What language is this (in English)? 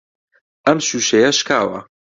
Central Kurdish